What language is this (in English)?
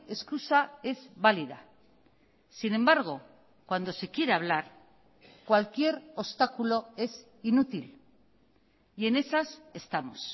Spanish